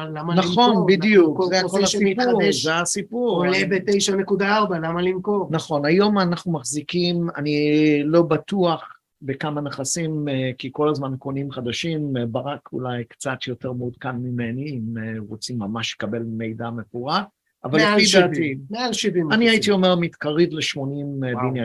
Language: Hebrew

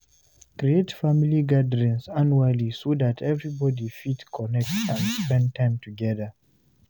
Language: Nigerian Pidgin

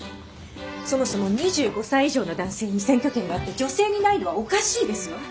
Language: Japanese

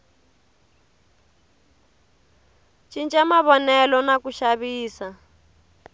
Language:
Tsonga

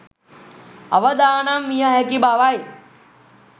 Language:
Sinhala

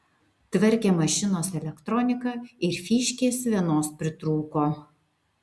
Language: Lithuanian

